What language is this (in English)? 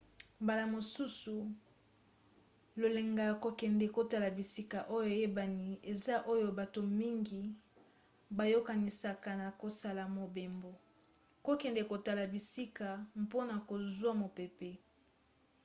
Lingala